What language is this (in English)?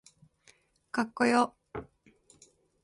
Japanese